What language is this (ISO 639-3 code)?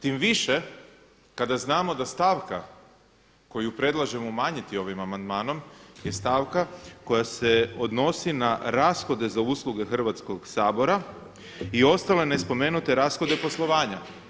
hrv